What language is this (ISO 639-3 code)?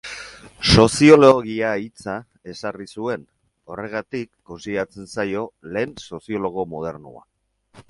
eus